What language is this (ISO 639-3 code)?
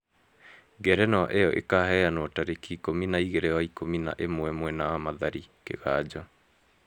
kik